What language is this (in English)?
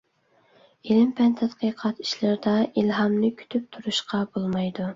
Uyghur